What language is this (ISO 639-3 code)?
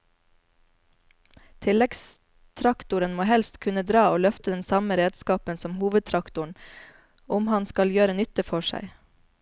nor